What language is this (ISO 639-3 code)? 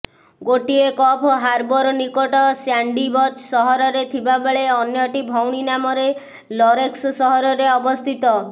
ori